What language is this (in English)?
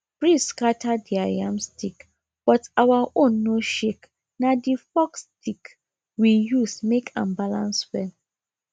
Nigerian Pidgin